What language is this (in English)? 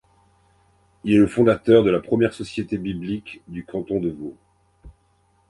French